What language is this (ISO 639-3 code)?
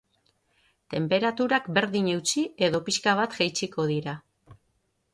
eus